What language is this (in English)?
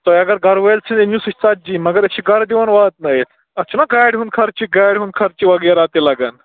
Kashmiri